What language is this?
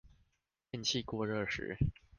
Chinese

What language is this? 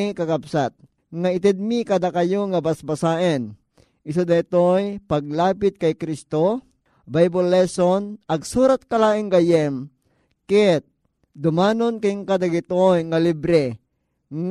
Filipino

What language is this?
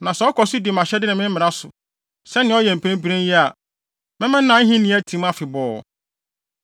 Akan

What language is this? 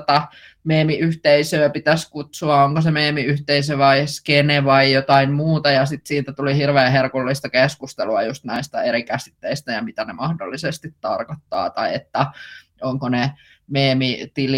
Finnish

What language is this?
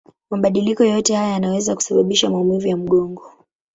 Swahili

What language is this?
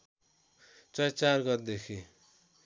Nepali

